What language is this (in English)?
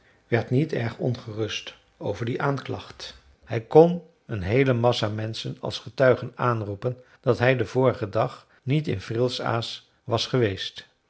Dutch